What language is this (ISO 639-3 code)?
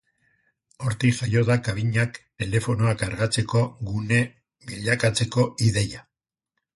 eus